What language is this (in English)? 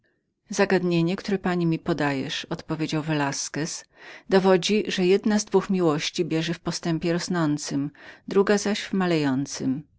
Polish